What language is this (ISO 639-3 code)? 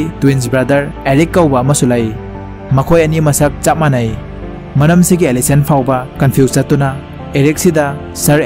tha